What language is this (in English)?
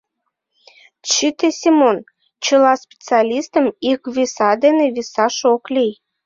Mari